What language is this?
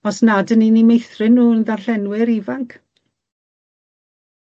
Welsh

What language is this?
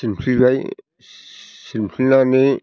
Bodo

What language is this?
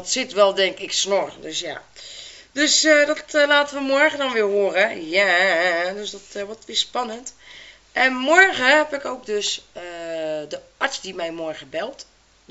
Dutch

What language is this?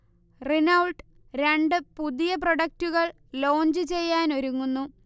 Malayalam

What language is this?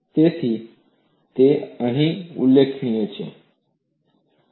Gujarati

